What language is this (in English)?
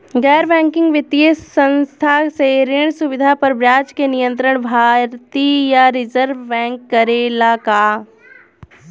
Bhojpuri